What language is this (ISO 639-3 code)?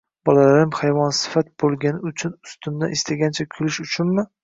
uzb